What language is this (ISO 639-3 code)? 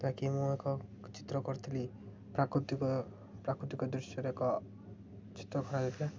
ori